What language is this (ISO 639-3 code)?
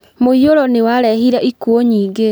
kik